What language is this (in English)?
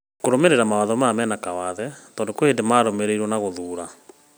Kikuyu